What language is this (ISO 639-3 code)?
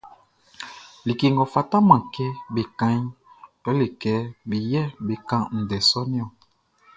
bci